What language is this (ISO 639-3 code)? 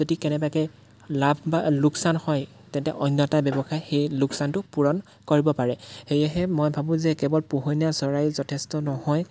asm